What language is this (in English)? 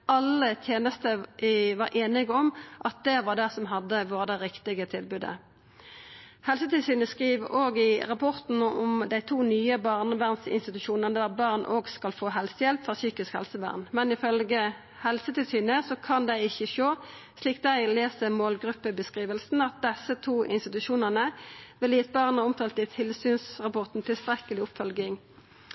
Norwegian Nynorsk